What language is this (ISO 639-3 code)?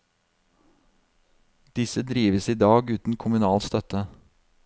nor